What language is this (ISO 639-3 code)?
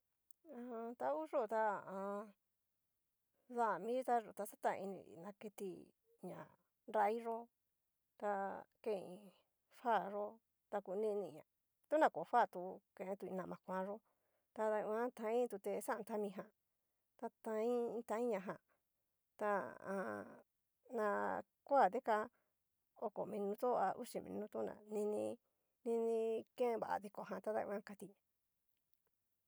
miu